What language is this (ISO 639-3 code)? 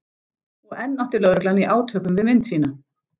isl